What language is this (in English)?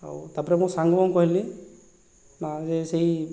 Odia